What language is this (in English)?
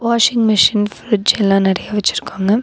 Tamil